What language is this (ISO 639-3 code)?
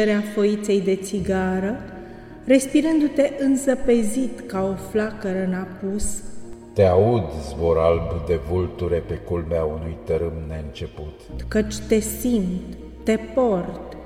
ron